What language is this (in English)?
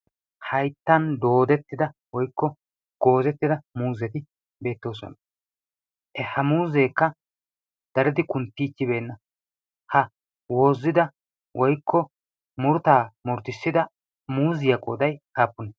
Wolaytta